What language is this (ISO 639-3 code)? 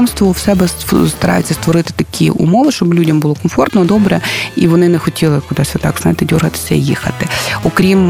ukr